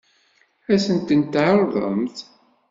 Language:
Kabyle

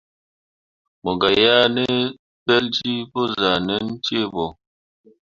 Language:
Mundang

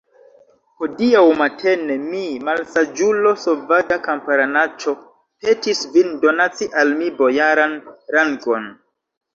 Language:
Esperanto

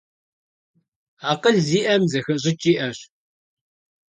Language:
Kabardian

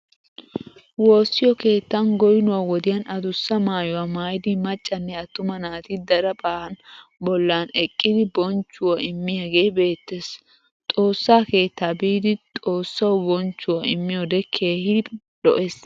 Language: Wolaytta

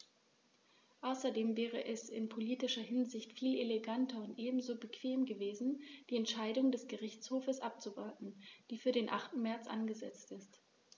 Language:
German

